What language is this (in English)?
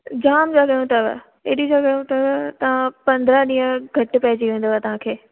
Sindhi